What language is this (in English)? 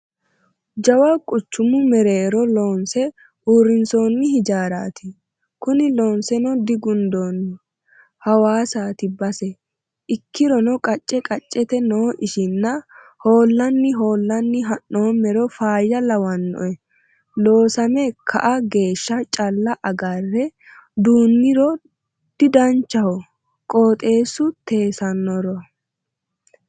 Sidamo